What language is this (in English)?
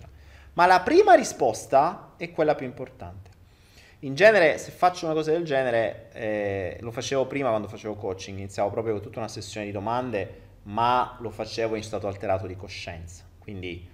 Italian